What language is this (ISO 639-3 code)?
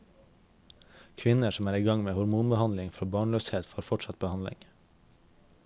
nor